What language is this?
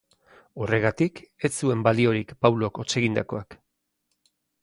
Basque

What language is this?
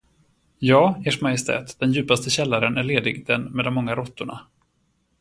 Swedish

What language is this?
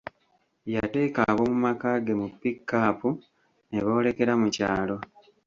Ganda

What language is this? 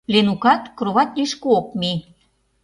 Mari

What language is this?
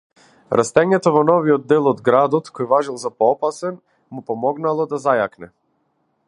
Macedonian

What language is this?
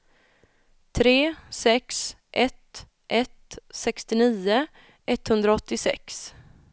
Swedish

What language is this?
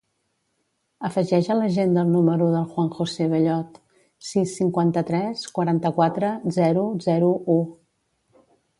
Catalan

